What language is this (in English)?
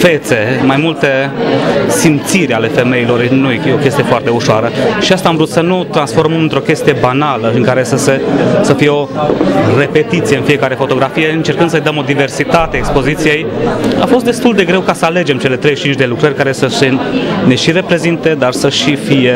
Romanian